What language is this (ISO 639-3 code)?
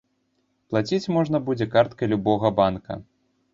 bel